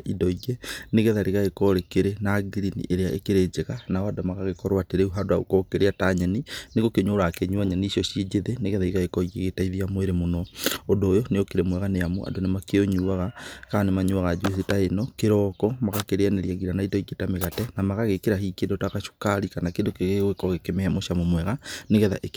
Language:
Kikuyu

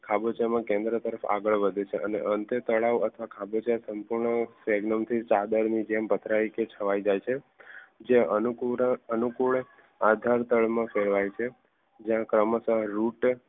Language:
Gujarati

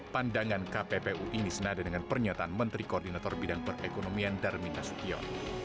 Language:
Indonesian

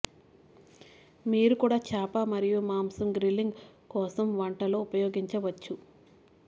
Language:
Telugu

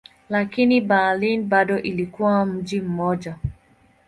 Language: Swahili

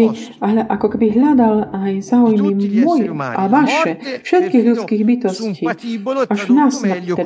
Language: Slovak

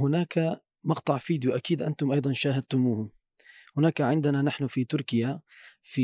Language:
Arabic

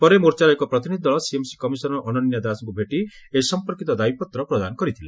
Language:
Odia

